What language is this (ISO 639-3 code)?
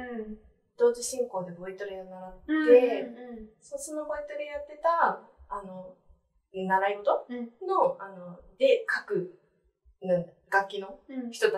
jpn